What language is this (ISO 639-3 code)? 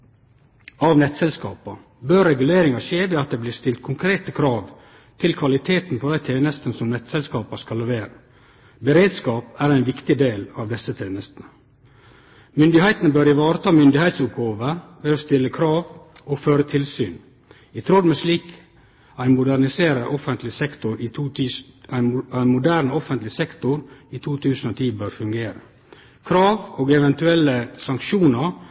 nno